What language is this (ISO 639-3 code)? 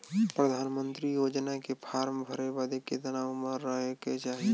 bho